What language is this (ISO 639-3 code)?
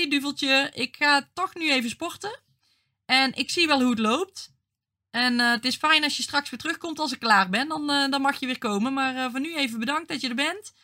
nld